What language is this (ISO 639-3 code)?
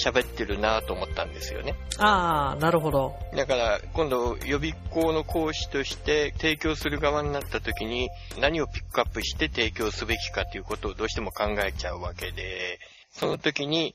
jpn